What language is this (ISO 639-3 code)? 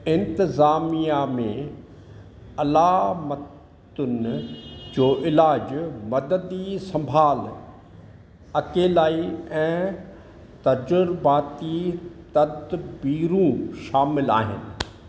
snd